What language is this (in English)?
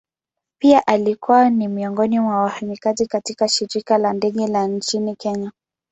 Swahili